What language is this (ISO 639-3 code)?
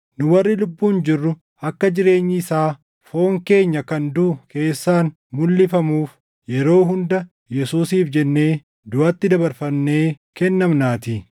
orm